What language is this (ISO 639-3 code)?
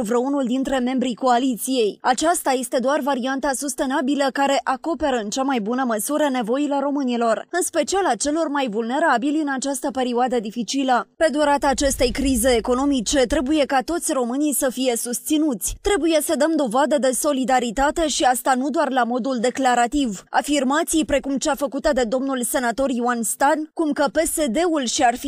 ron